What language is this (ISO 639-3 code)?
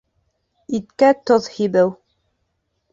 bak